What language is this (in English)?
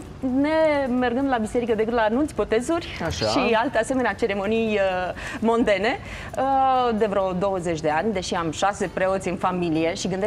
Romanian